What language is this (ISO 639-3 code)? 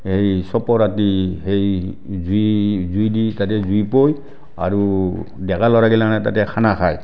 asm